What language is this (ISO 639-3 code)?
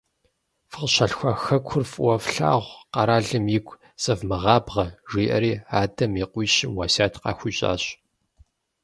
kbd